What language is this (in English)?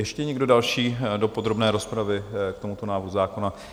Czech